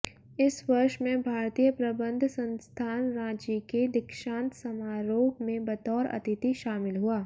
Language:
Hindi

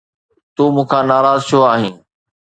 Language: Sindhi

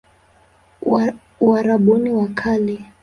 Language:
Swahili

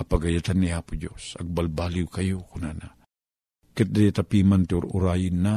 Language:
Filipino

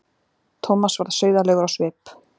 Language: Icelandic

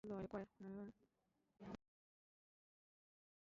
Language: Swahili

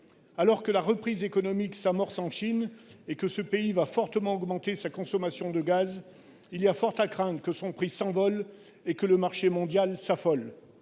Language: French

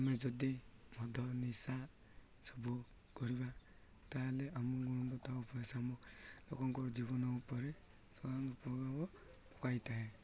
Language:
Odia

